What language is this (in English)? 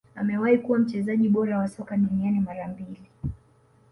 Swahili